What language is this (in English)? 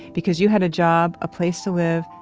English